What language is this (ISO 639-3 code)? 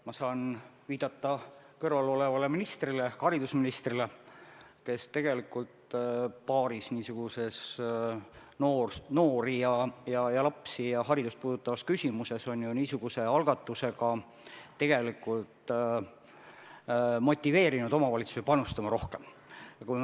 est